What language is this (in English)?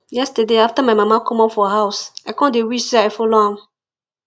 Nigerian Pidgin